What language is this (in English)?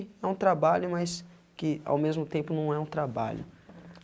Portuguese